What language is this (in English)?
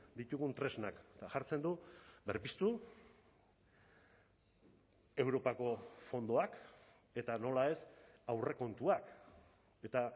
Basque